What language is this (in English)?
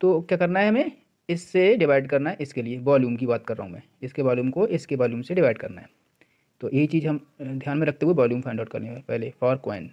Hindi